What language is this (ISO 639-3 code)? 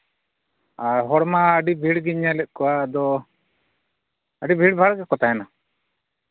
sat